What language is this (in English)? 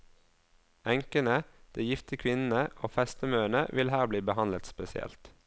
Norwegian